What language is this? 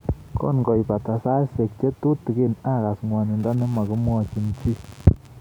Kalenjin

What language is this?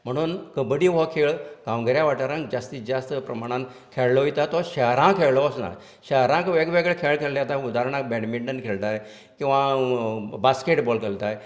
Konkani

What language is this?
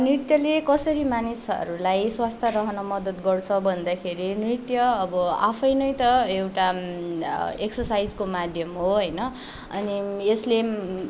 Nepali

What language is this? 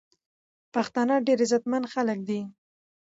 Pashto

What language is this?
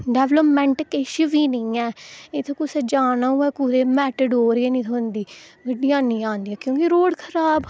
Dogri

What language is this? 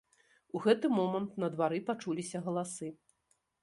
Belarusian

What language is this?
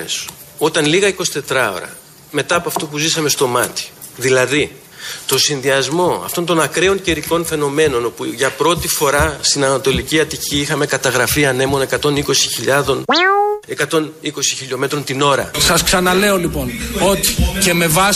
Greek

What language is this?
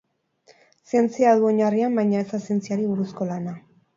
Basque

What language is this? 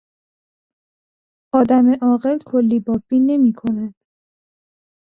Persian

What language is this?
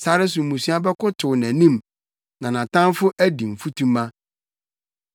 Akan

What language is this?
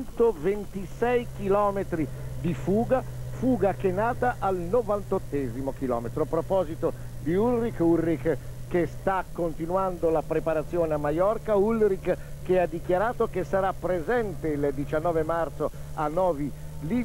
Italian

